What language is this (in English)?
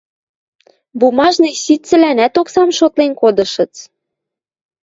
Western Mari